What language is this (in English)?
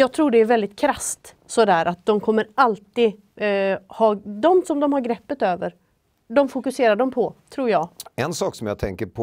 Swedish